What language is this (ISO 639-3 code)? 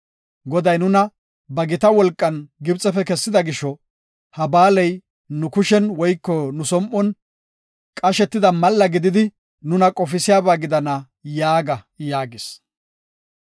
gof